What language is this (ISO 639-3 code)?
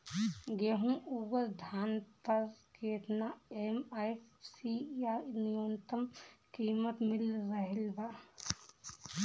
bho